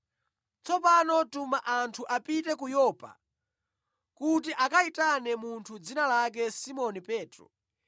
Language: Nyanja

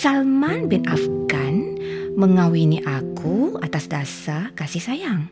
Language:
Malay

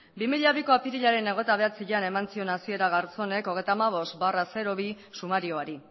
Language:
Basque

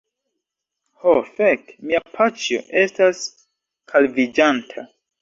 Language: Esperanto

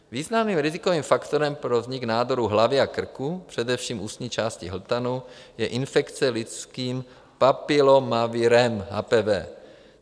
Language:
Czech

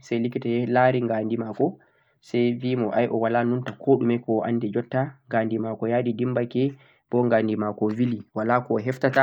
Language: Central-Eastern Niger Fulfulde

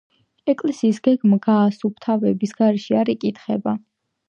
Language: Georgian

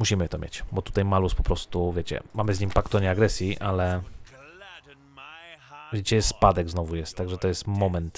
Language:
Polish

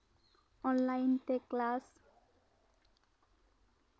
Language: Santali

